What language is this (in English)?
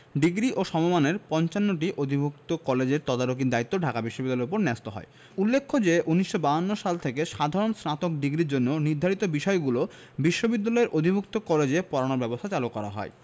Bangla